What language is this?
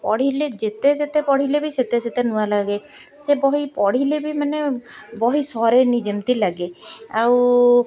Odia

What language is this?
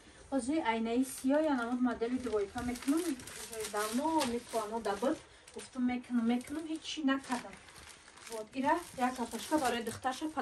Russian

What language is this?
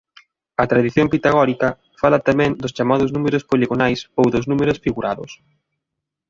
Galician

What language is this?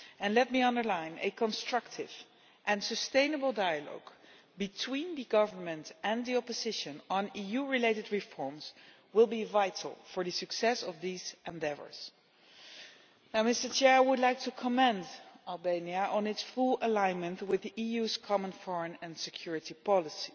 English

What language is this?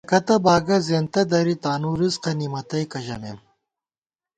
Gawar-Bati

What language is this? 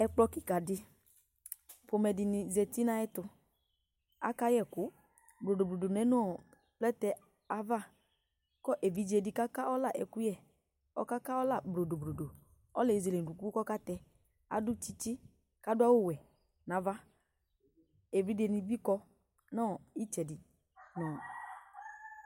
Ikposo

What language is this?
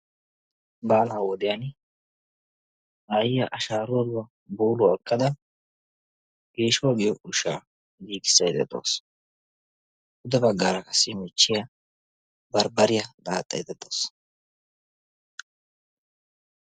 Wolaytta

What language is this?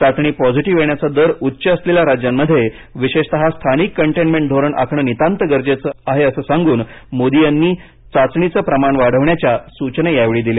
Marathi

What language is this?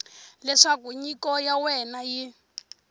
Tsonga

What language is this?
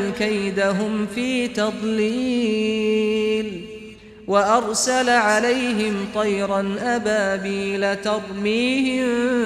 Arabic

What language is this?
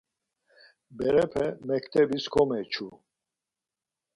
Laz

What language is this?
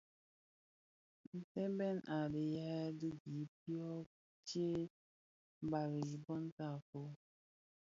Bafia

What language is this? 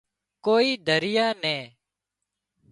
Wadiyara Koli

